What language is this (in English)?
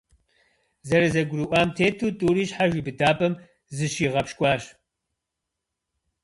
Kabardian